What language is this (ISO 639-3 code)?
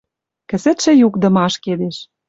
mrj